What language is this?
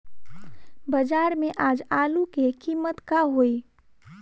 Bhojpuri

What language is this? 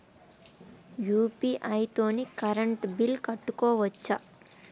Telugu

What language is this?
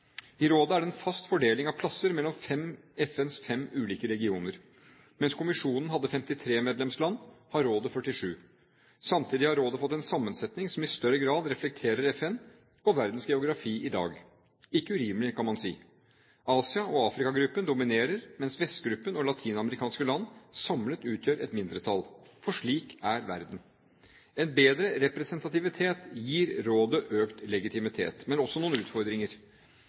Norwegian Bokmål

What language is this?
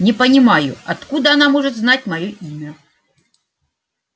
Russian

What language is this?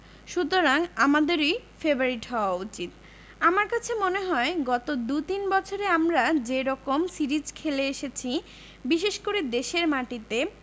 Bangla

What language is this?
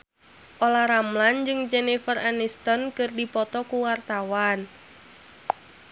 Sundanese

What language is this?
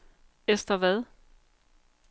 Danish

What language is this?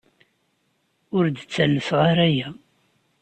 Kabyle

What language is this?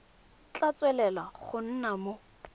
Tswana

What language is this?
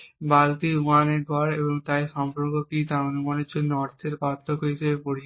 Bangla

